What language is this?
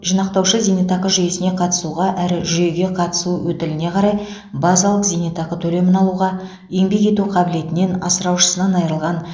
Kazakh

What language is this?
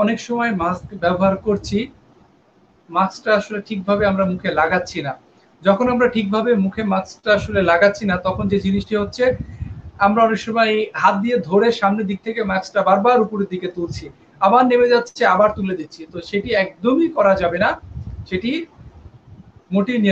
Hindi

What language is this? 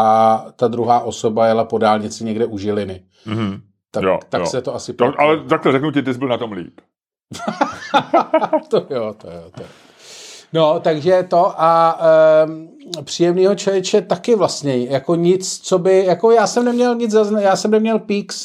Czech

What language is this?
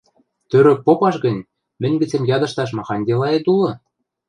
Western Mari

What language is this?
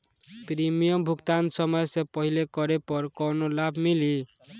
Bhojpuri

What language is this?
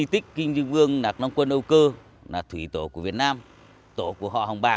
Vietnamese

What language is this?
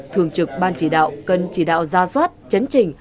Vietnamese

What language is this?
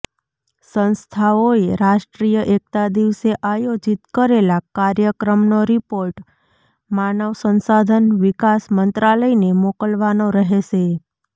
Gujarati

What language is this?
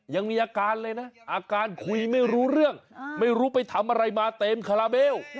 Thai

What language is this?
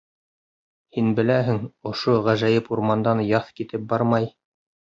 Bashkir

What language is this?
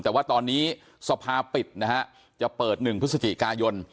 Thai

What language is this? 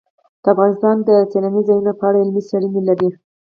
Pashto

